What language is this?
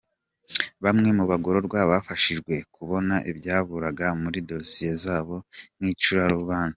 Kinyarwanda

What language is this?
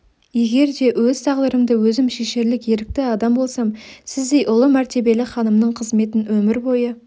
Kazakh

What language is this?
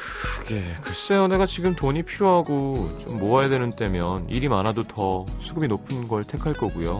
Korean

